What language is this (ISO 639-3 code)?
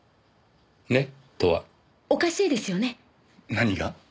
jpn